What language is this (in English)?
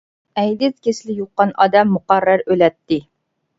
Uyghur